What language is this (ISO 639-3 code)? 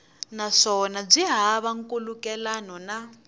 tso